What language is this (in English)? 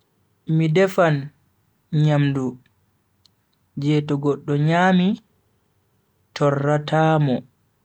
Bagirmi Fulfulde